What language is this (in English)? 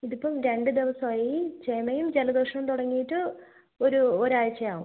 Malayalam